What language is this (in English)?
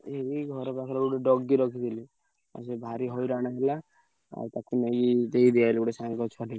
Odia